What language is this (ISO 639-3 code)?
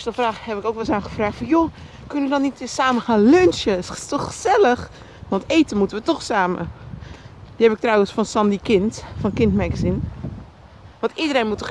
nld